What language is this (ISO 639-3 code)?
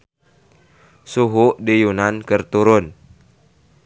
sun